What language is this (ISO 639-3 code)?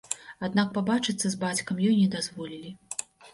bel